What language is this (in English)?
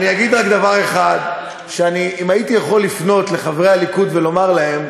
Hebrew